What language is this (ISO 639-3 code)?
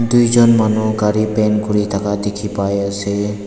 nag